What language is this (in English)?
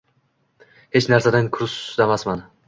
Uzbek